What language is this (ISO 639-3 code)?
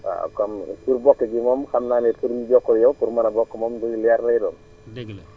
wol